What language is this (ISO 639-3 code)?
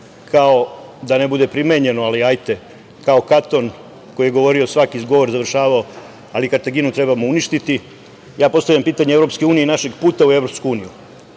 srp